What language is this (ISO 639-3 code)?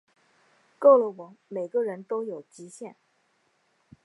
zho